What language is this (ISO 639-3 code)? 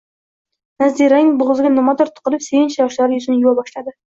uzb